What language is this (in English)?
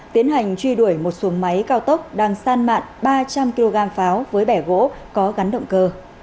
Vietnamese